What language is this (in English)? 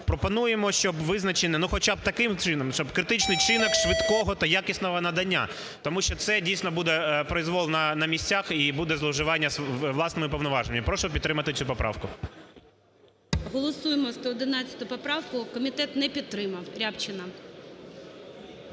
Ukrainian